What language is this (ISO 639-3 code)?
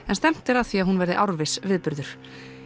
isl